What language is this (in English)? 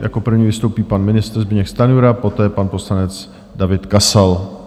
Czech